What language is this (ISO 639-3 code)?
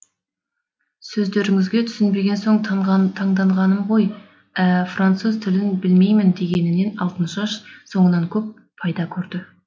kaz